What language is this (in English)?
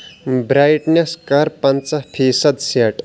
Kashmiri